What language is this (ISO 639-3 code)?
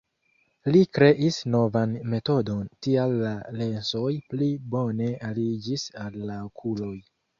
epo